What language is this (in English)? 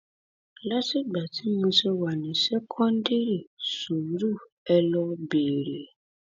Yoruba